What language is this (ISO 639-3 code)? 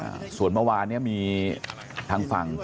tha